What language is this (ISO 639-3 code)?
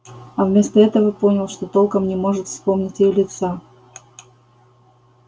rus